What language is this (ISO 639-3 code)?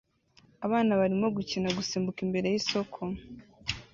kin